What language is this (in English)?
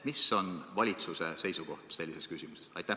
Estonian